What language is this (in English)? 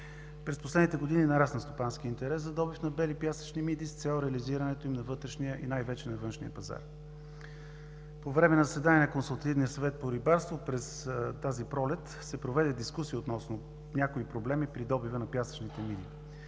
Bulgarian